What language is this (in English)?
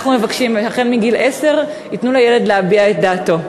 Hebrew